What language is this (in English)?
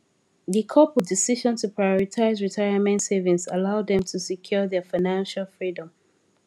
Nigerian Pidgin